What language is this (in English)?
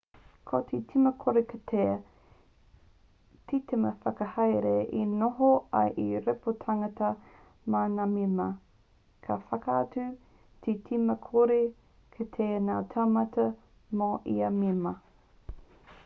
Māori